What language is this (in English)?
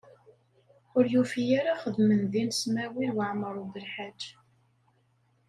Kabyle